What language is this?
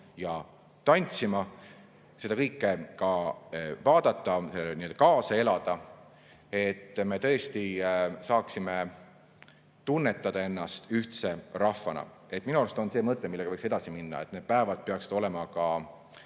Estonian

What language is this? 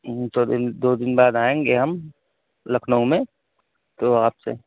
Urdu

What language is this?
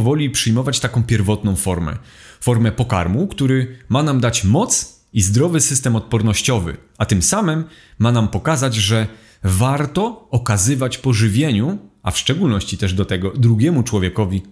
Polish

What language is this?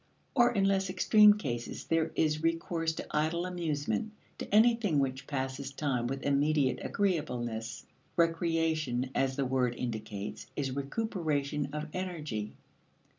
English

